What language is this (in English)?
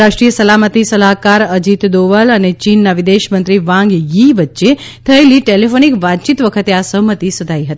Gujarati